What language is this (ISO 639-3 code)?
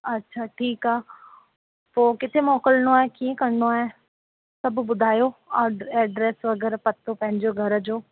snd